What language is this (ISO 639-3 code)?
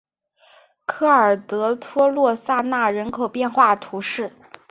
zho